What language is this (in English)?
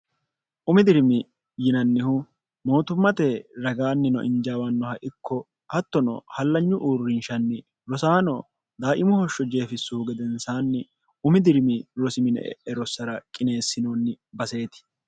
Sidamo